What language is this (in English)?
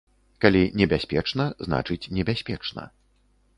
Belarusian